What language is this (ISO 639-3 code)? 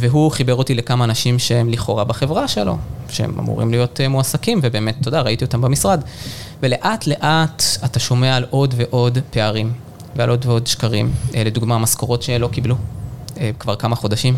heb